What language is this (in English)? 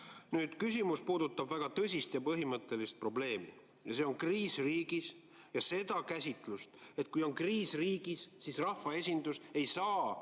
Estonian